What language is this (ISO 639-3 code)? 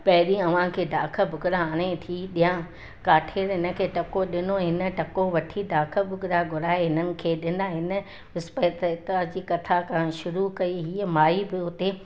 snd